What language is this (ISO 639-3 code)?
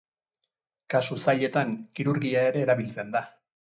eus